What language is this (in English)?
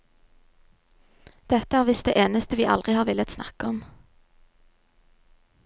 Norwegian